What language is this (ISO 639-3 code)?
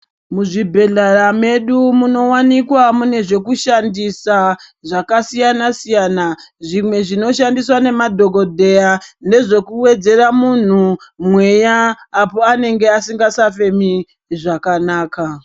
ndc